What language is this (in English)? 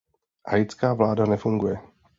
Czech